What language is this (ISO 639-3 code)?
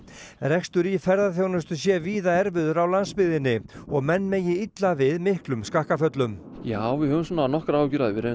isl